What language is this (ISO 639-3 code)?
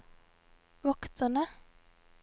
nor